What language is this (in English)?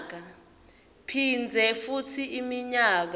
Swati